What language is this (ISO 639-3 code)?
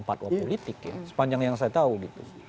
ind